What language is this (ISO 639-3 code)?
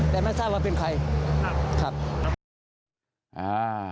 tha